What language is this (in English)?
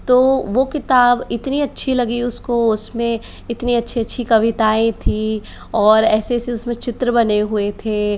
Hindi